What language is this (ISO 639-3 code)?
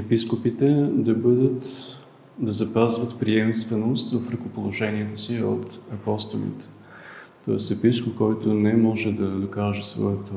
bul